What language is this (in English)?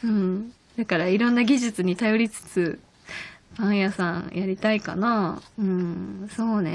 Japanese